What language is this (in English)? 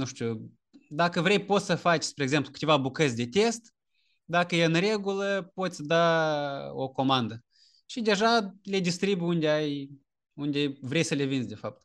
Romanian